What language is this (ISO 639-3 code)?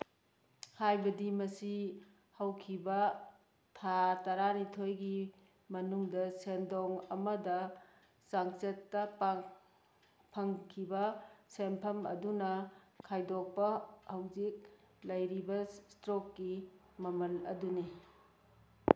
mni